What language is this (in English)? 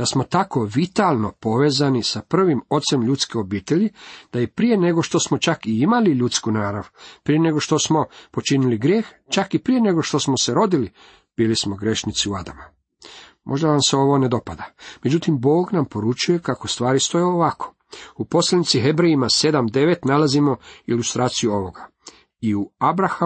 Croatian